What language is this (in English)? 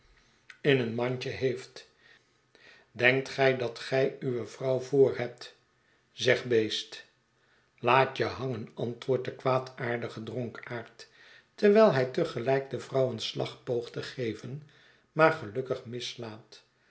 Dutch